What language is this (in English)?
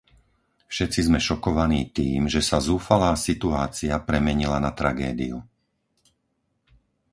Slovak